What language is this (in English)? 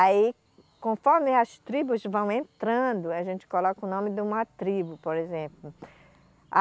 Portuguese